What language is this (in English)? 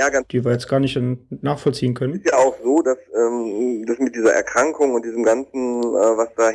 German